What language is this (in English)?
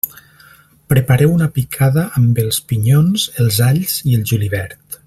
Catalan